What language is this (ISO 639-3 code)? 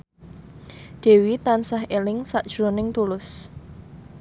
jav